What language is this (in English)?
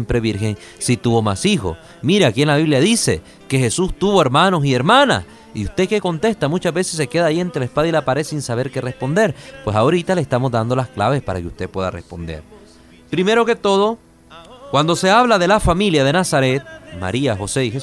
Spanish